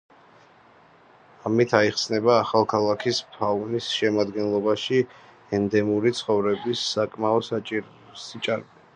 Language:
Georgian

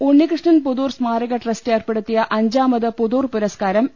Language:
Malayalam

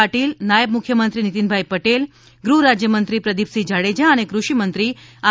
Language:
Gujarati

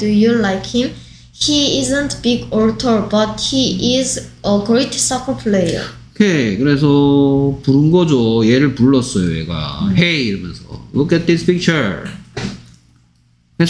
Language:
Korean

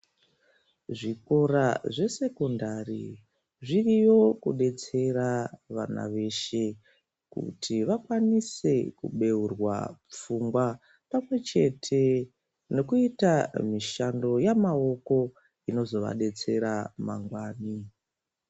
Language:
Ndau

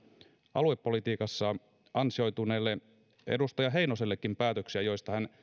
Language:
Finnish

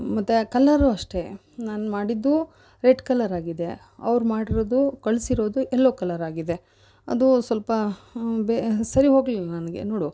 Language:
Kannada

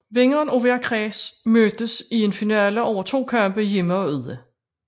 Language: Danish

